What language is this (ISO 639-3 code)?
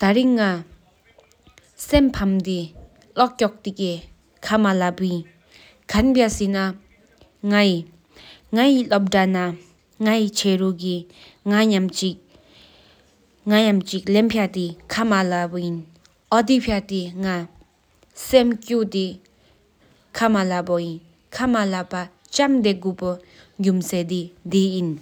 sip